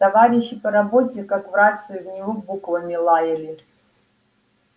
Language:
Russian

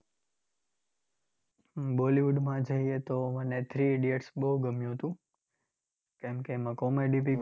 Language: Gujarati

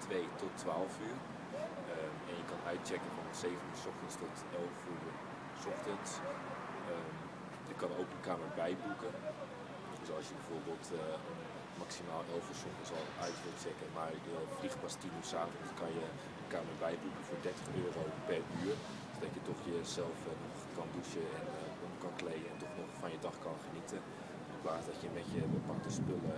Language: Dutch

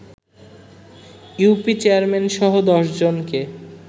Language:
Bangla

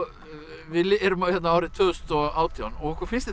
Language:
Icelandic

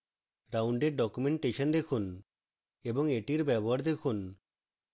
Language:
Bangla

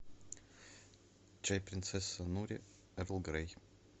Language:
Russian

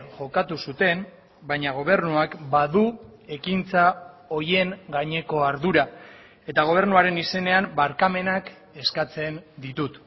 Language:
Basque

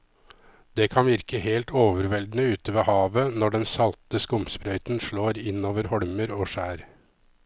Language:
Norwegian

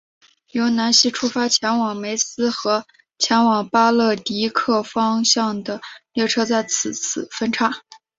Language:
Chinese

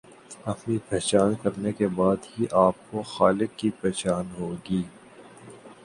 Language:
Urdu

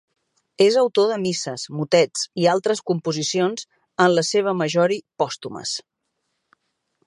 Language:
Catalan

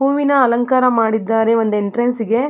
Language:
Kannada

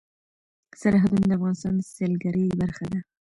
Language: Pashto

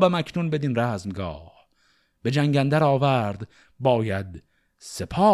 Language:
Persian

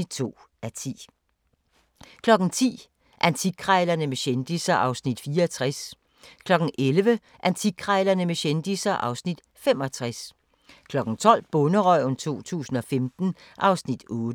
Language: Danish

